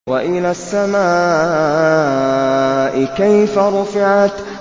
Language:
Arabic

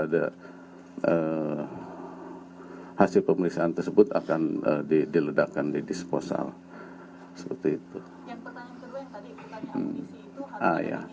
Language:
Indonesian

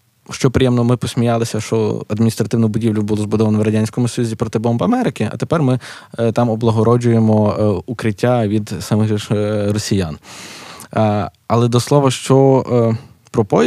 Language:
Ukrainian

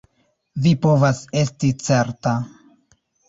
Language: Esperanto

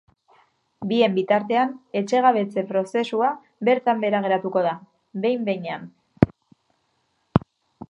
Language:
Basque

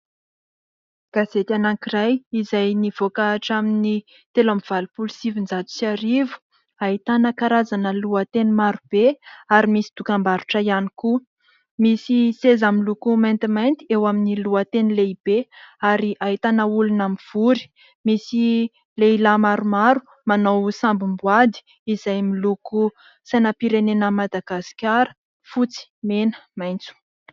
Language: Malagasy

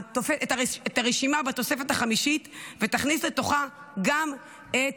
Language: Hebrew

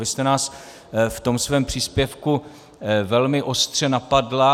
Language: Czech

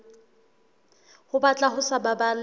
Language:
Southern Sotho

